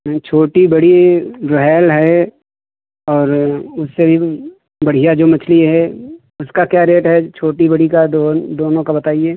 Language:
Hindi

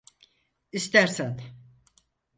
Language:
Turkish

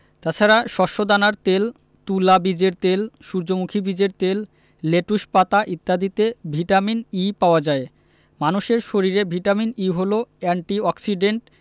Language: Bangla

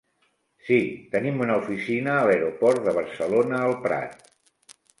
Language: Catalan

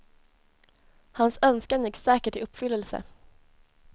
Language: Swedish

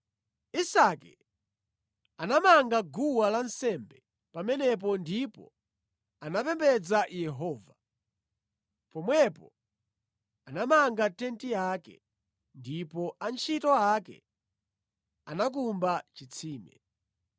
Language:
Nyanja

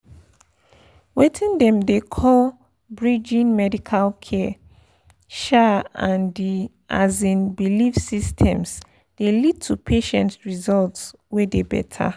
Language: Nigerian Pidgin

